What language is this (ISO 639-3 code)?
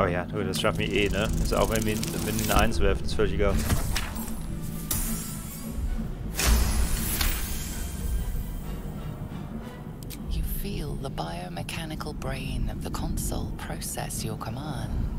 deu